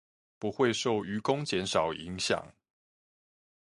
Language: Chinese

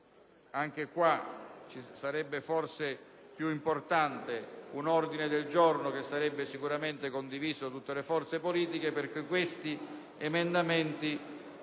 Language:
Italian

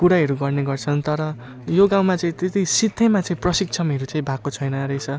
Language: Nepali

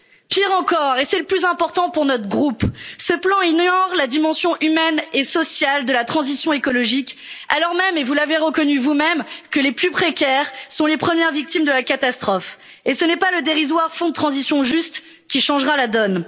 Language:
French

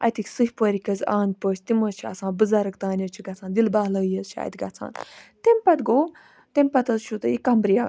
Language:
Kashmiri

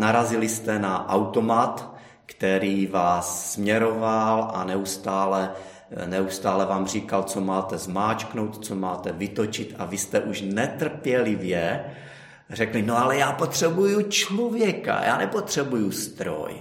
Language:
Czech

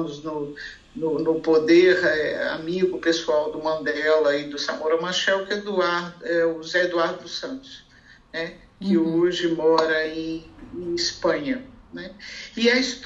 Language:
Portuguese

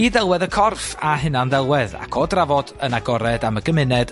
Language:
Welsh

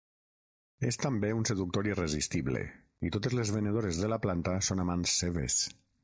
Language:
Catalan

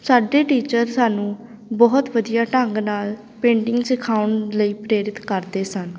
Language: Punjabi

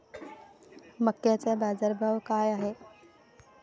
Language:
Marathi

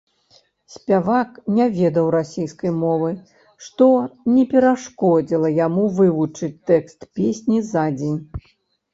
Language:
Belarusian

